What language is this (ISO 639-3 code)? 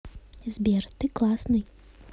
rus